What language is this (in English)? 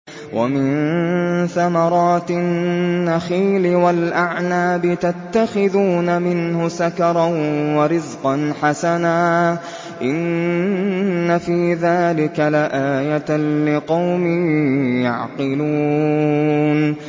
Arabic